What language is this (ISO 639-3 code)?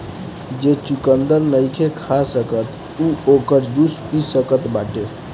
bho